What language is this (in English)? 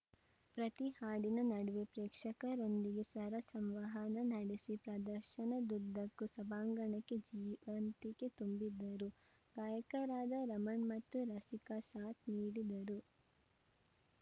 Kannada